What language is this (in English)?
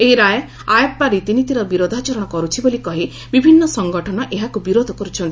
Odia